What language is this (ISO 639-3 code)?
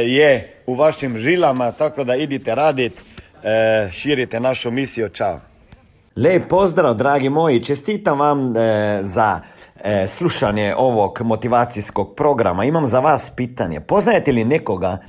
hrv